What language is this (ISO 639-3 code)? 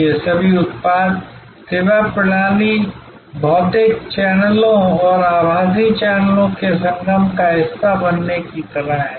hin